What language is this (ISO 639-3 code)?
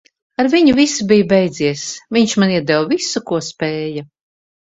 lav